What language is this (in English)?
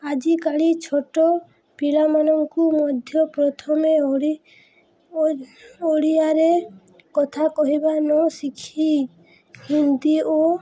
Odia